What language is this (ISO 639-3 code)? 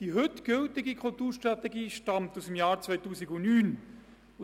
gsw